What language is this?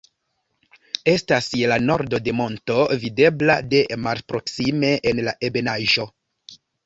Esperanto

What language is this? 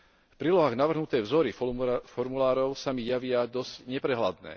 Slovak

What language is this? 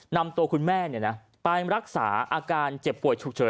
Thai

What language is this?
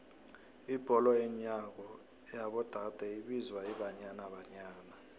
South Ndebele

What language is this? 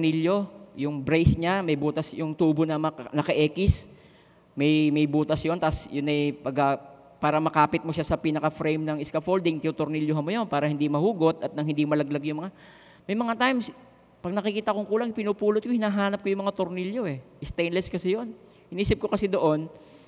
Filipino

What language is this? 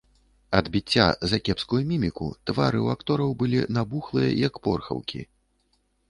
Belarusian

